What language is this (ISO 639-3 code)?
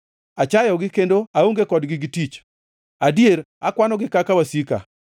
luo